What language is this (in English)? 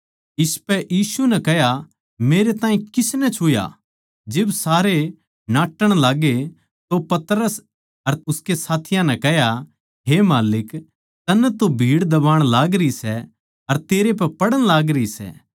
Haryanvi